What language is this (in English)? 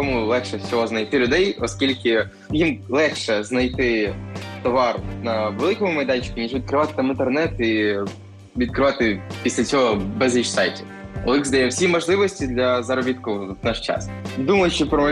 Ukrainian